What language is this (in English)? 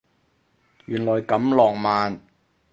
Cantonese